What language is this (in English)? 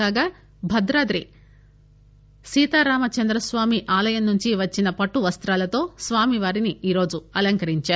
Telugu